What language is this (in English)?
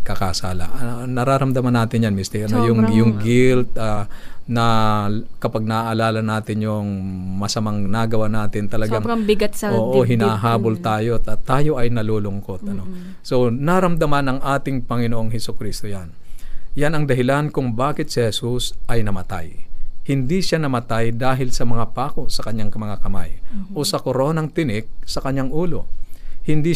Filipino